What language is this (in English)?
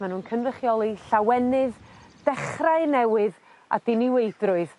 Welsh